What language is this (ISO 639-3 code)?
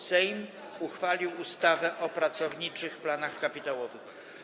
pol